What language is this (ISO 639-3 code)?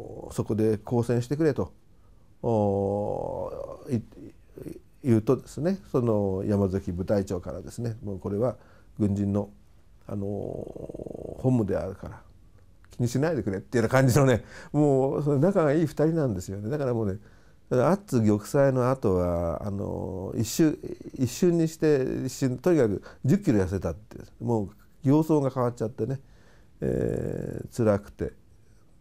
jpn